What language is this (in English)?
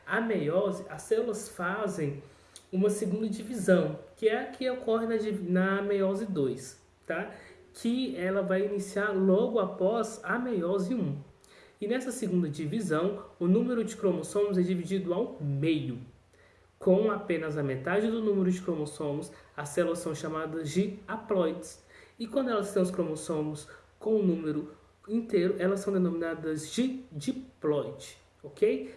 Portuguese